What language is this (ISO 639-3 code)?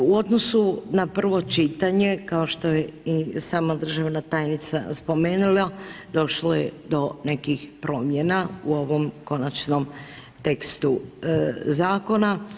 hrv